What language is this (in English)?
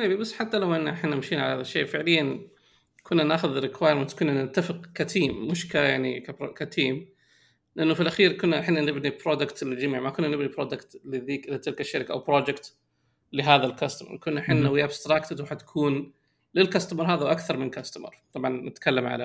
Arabic